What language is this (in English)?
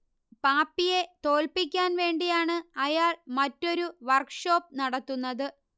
Malayalam